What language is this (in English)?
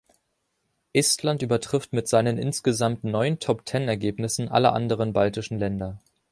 German